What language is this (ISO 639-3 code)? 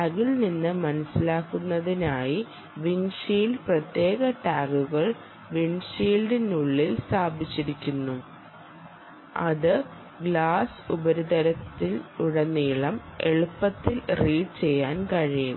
mal